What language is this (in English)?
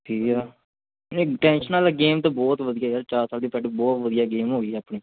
Punjabi